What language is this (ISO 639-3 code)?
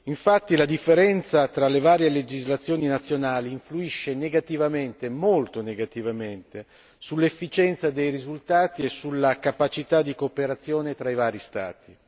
ita